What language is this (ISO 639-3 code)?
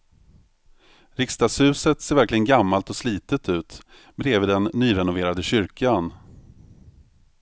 swe